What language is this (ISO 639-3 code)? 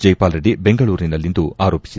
kan